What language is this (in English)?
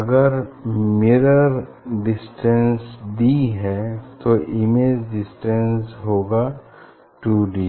Hindi